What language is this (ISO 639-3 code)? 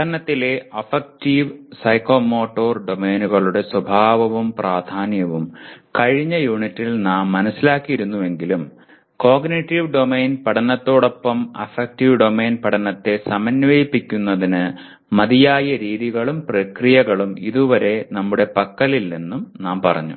mal